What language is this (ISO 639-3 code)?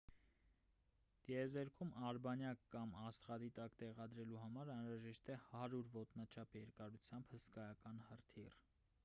hye